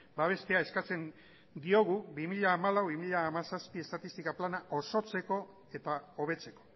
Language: Basque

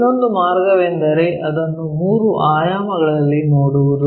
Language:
Kannada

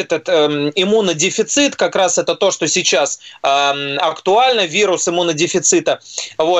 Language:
Russian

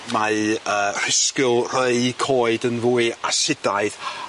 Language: Welsh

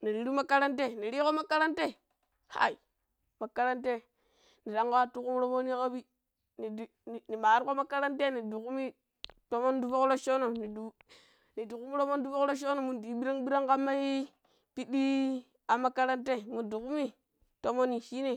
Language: Pero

